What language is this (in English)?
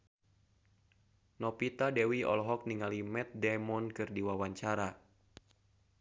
Sundanese